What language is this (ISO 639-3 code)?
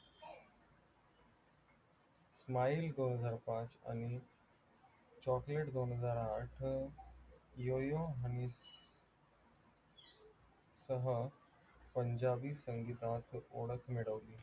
mar